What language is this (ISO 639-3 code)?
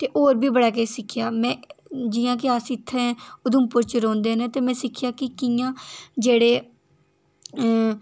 doi